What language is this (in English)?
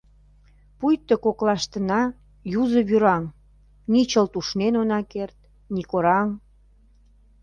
Mari